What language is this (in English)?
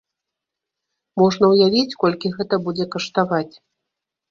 Belarusian